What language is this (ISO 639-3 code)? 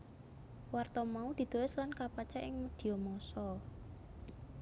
jav